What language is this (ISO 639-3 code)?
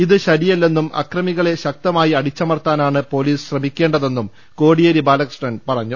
mal